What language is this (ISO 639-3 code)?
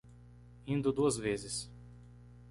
por